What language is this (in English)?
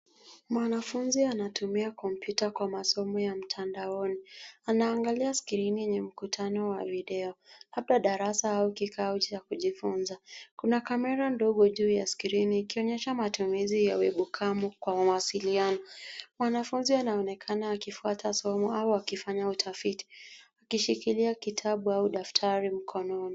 Swahili